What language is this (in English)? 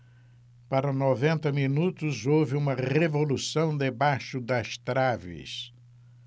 Portuguese